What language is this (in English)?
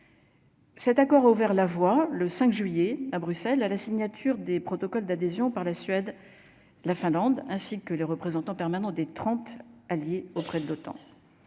French